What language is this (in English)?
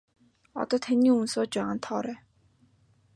Mongolian